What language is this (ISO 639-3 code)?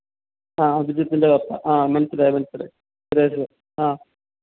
mal